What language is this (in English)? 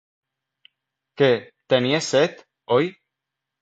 Catalan